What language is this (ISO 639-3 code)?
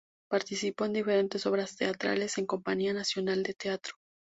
spa